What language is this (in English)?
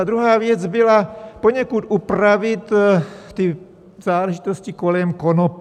Czech